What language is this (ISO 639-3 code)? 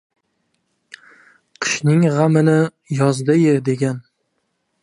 uzb